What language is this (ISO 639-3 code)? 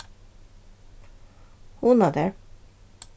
fao